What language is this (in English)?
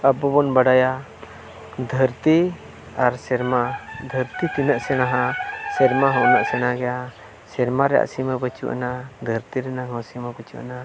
Santali